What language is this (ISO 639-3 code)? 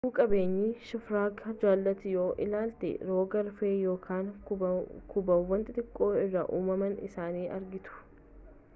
orm